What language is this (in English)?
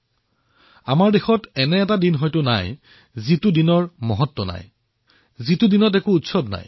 Assamese